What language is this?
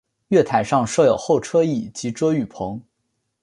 Chinese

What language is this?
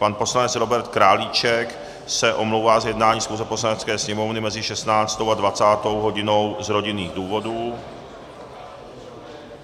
Czech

